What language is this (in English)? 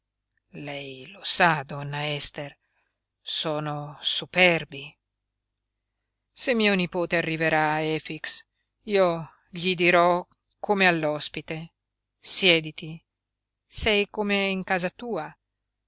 Italian